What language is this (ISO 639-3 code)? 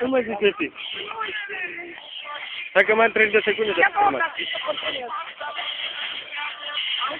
ron